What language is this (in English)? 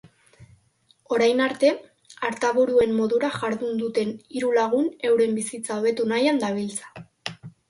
Basque